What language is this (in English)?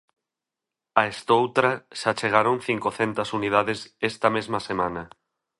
Galician